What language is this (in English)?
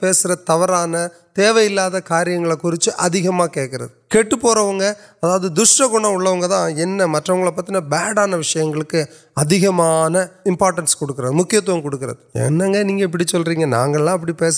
Urdu